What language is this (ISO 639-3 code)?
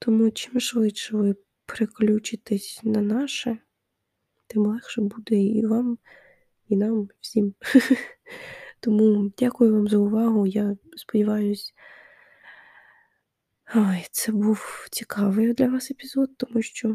ukr